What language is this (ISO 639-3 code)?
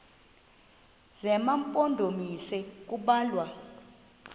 xho